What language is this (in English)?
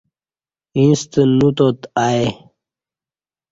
Kati